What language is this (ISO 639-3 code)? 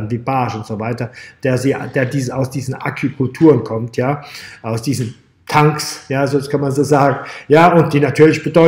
deu